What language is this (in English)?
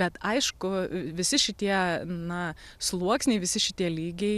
Lithuanian